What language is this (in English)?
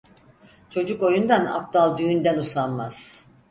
Turkish